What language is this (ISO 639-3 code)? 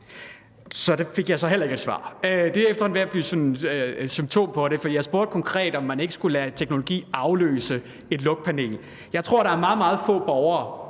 dan